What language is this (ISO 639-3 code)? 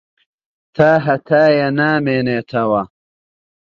ckb